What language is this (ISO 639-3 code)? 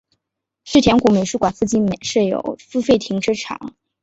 zho